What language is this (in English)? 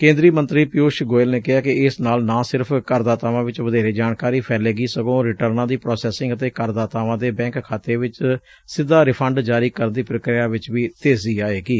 Punjabi